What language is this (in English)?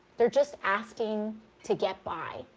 English